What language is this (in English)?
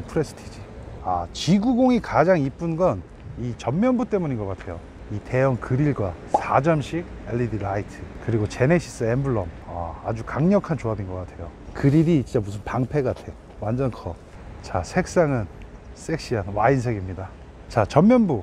Korean